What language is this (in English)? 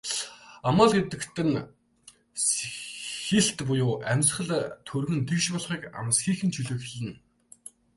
Mongolian